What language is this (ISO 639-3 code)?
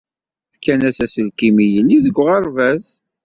kab